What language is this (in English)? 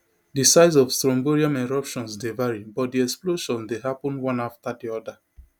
Nigerian Pidgin